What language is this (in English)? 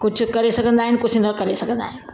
Sindhi